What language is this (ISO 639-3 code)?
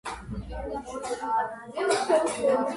kat